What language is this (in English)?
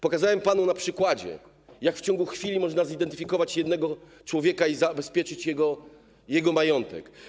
Polish